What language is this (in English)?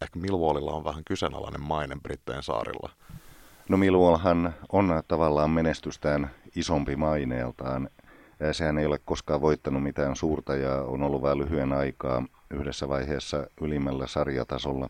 Finnish